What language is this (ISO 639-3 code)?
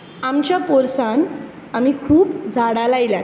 kok